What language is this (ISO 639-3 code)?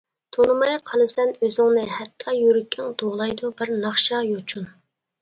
uig